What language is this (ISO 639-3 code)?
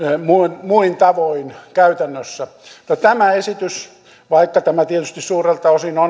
fin